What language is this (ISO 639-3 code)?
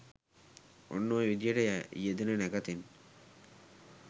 sin